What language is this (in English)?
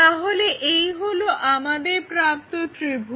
Bangla